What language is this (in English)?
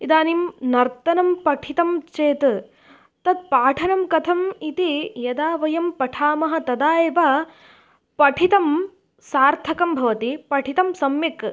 Sanskrit